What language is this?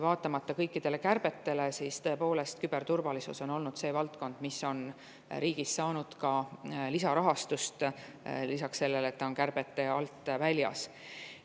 Estonian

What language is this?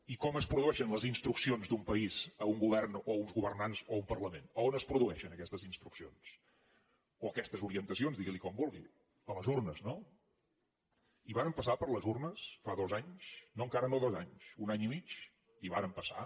Catalan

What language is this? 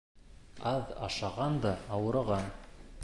Bashkir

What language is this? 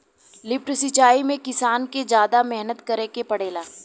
Bhojpuri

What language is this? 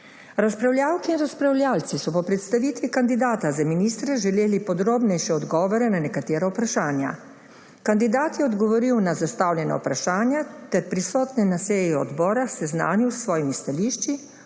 Slovenian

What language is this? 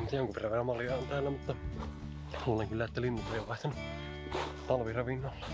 Finnish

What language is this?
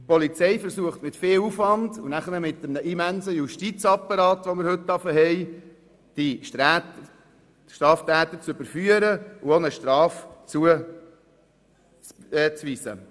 Swiss German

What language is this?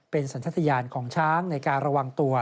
Thai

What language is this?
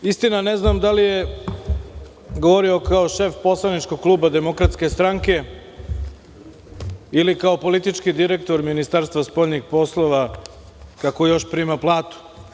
Serbian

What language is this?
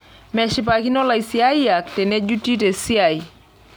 Masai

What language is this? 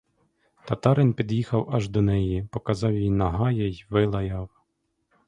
Ukrainian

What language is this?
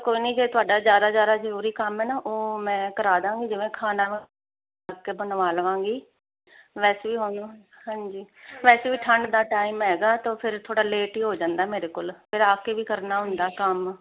Punjabi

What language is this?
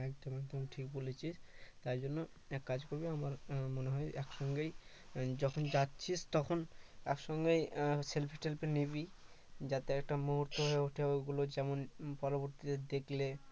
Bangla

